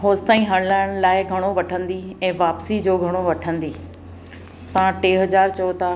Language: Sindhi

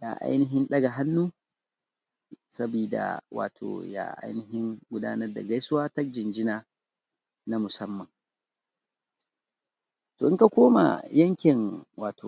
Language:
Hausa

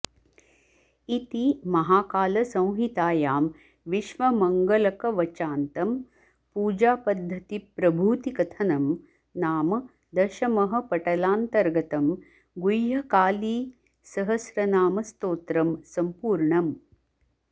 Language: Sanskrit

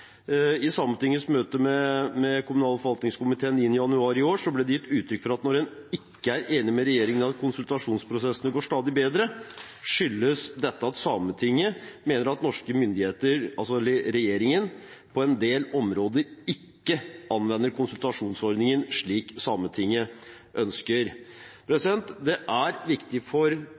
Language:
Norwegian Bokmål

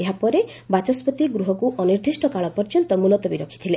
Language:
Odia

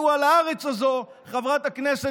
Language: Hebrew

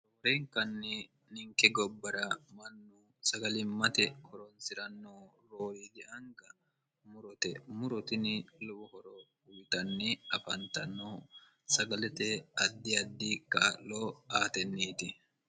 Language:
Sidamo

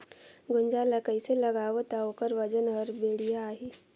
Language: Chhattisgarhi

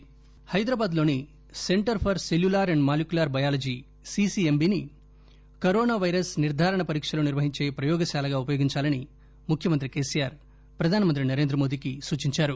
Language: Telugu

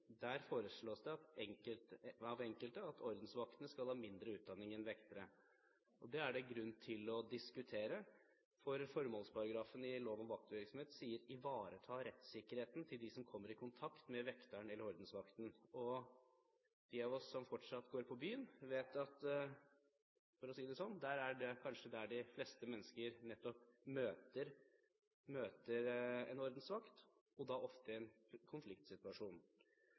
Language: Norwegian Bokmål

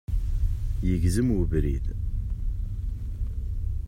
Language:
Kabyle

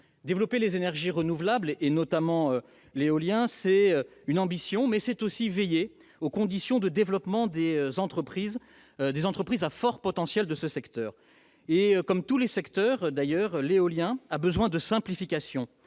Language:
French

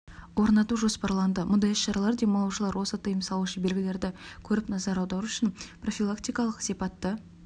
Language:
Kazakh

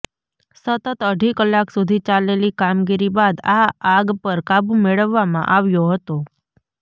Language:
Gujarati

